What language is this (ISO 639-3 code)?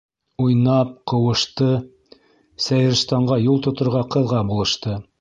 bak